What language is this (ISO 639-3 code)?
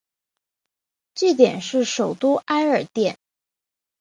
zho